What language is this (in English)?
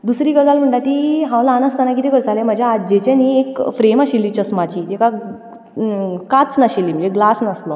Konkani